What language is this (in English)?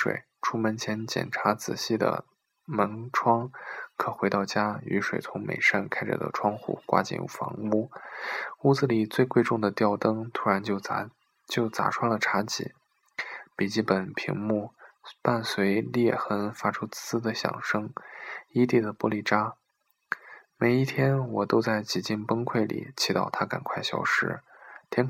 Chinese